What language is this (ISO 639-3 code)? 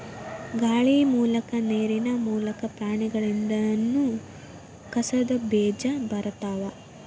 kan